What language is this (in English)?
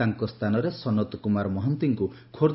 Odia